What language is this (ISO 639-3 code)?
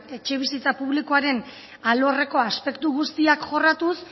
eus